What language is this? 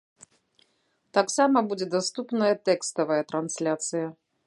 Belarusian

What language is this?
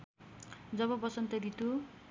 Nepali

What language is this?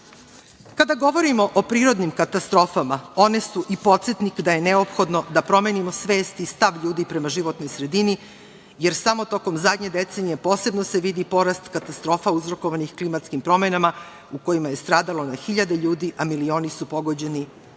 Serbian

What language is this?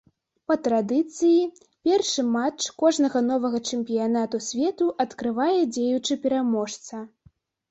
Belarusian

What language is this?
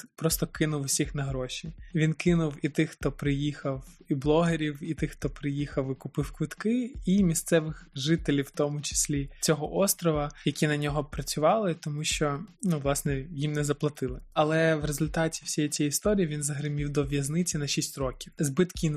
Ukrainian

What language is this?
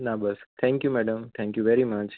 Gujarati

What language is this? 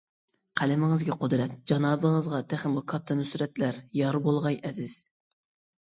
Uyghur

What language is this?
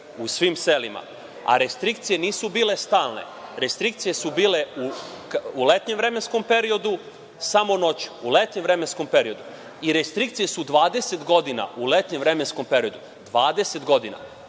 Serbian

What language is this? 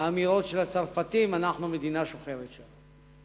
Hebrew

